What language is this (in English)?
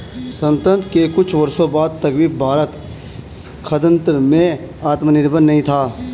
Hindi